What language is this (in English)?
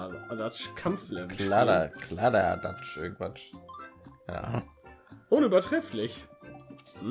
German